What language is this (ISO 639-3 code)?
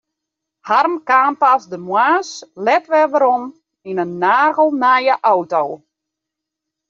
fry